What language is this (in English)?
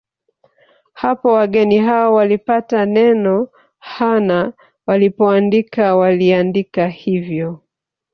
Swahili